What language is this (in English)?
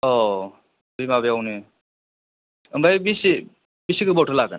Bodo